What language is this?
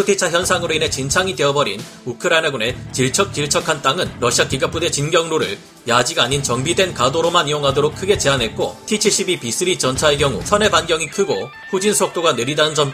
Korean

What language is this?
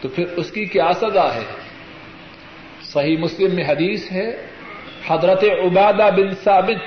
Urdu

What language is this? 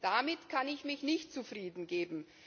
German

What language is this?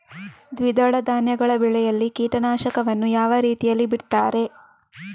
Kannada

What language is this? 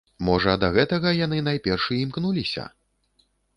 Belarusian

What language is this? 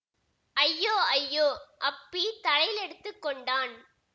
Tamil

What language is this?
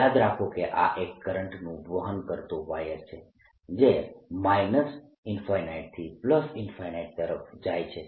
Gujarati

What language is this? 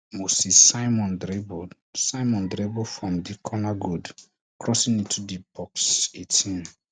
Nigerian Pidgin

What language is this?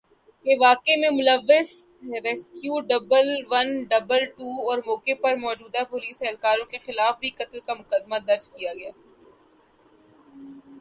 Urdu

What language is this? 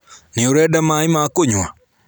Kikuyu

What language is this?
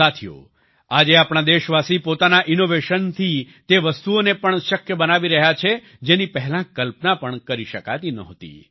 Gujarati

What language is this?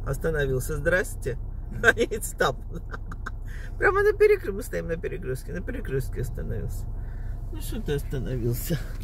Russian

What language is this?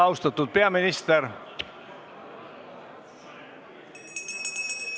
Estonian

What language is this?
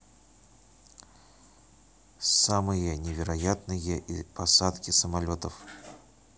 Russian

